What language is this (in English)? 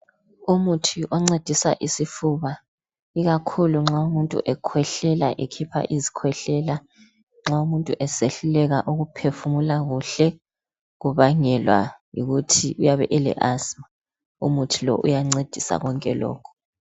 North Ndebele